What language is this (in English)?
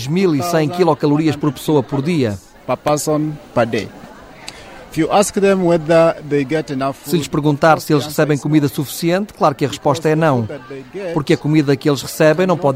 Portuguese